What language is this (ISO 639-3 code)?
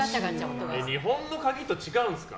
jpn